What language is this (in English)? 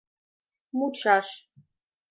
Mari